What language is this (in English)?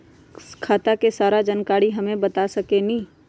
Magahi